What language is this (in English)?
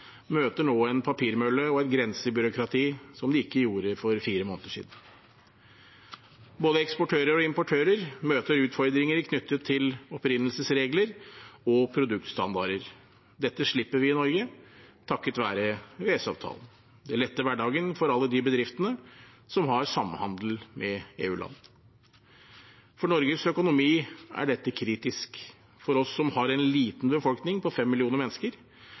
Norwegian Bokmål